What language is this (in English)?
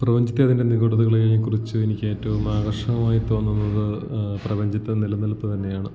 Malayalam